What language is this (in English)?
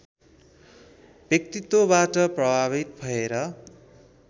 Nepali